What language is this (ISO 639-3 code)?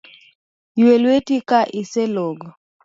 luo